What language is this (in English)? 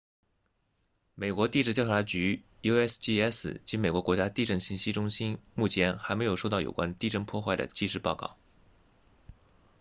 Chinese